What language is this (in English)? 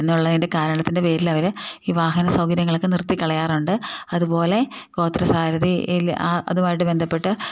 Malayalam